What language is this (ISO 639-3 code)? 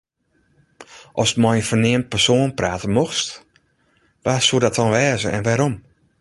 fry